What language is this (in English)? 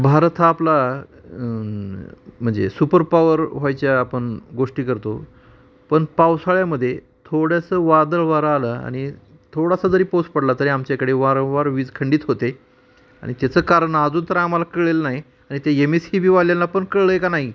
Marathi